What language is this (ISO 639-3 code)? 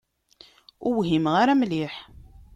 kab